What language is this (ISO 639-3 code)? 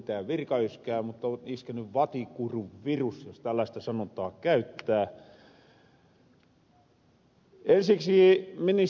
fin